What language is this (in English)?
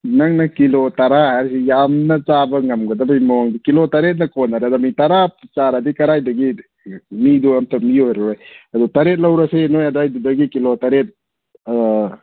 Manipuri